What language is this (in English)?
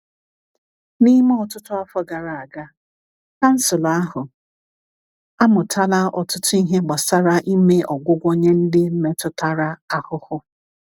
Igbo